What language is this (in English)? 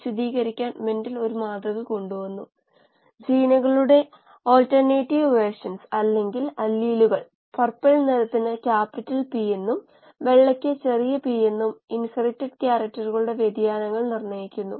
Malayalam